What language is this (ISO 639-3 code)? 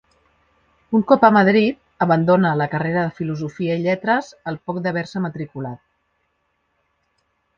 cat